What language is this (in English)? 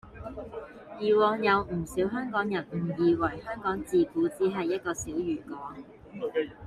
Cantonese